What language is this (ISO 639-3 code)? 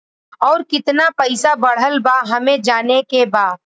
bho